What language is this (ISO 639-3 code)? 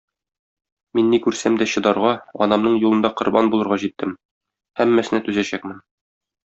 tat